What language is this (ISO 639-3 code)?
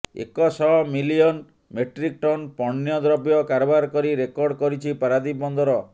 ori